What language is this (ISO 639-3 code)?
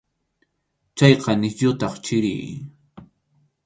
qxu